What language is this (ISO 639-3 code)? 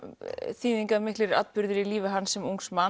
isl